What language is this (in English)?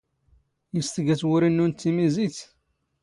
Standard Moroccan Tamazight